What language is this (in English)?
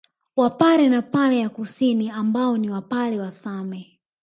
Swahili